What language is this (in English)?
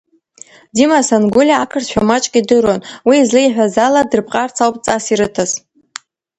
Abkhazian